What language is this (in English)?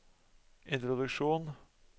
Norwegian